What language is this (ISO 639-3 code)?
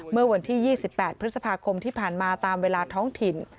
tha